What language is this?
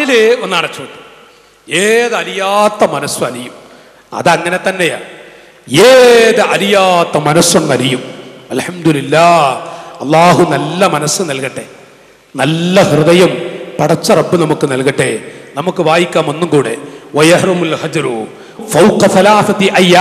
Arabic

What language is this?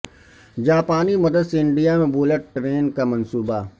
Urdu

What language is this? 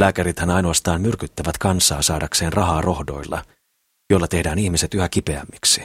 Finnish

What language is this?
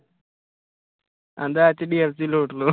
Punjabi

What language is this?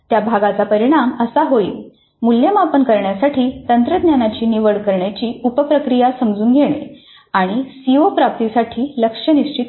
Marathi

